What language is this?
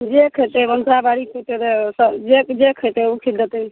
Maithili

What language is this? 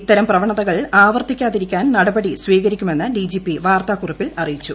Malayalam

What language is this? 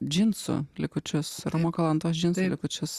Lithuanian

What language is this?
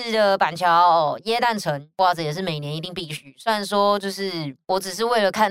Chinese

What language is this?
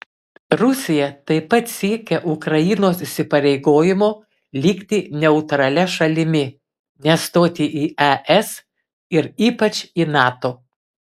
Lithuanian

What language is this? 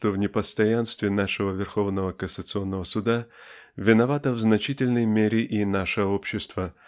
Russian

